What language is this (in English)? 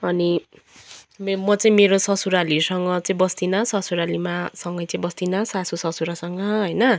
Nepali